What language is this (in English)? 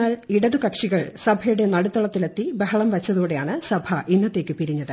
Malayalam